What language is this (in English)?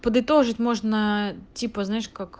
Russian